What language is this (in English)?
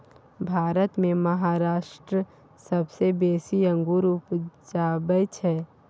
Maithili